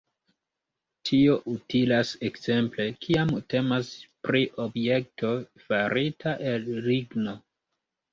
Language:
Esperanto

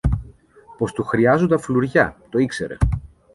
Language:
Greek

